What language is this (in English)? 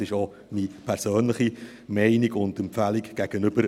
Swiss German